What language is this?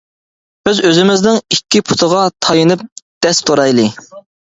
Uyghur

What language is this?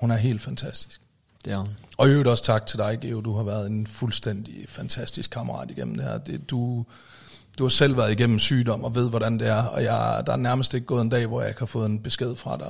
Danish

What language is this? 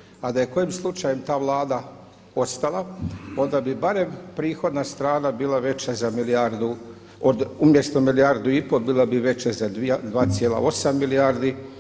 Croatian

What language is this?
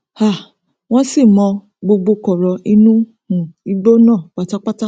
Yoruba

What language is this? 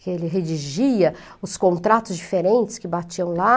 Portuguese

